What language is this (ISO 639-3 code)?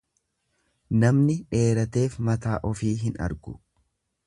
orm